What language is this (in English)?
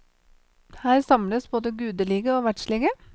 Norwegian